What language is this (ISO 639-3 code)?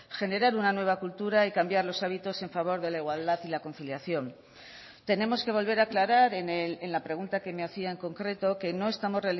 spa